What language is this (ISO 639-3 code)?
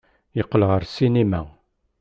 kab